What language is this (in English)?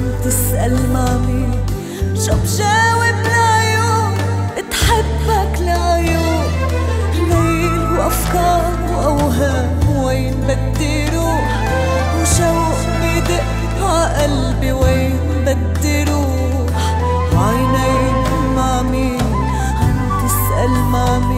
Arabic